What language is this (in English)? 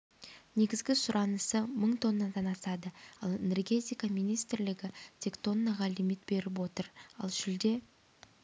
Kazakh